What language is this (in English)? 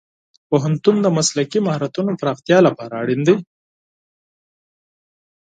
Pashto